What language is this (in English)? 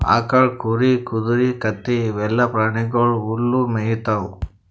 Kannada